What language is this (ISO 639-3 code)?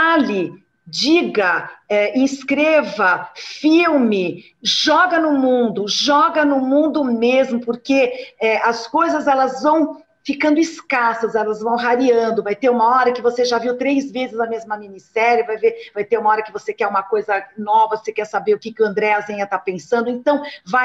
por